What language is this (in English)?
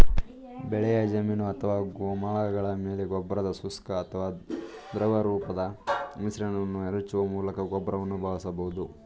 Kannada